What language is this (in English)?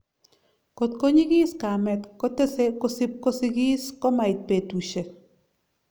Kalenjin